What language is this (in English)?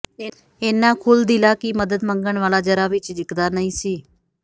Punjabi